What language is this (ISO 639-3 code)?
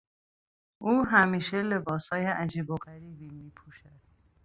fas